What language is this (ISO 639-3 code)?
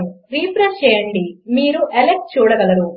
tel